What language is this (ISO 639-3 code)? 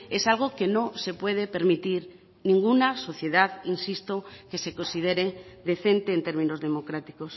spa